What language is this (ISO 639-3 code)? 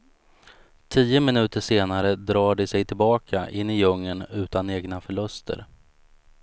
swe